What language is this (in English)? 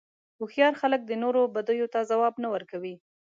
Pashto